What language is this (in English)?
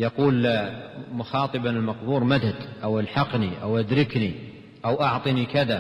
Arabic